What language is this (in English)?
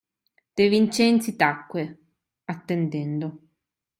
Italian